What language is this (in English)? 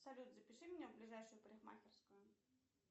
Russian